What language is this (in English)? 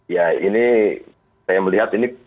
Indonesian